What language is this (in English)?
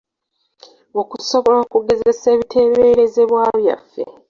Ganda